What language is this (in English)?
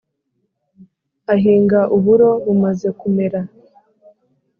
Kinyarwanda